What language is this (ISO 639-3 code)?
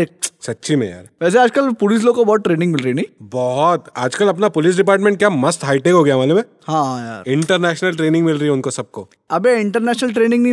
hin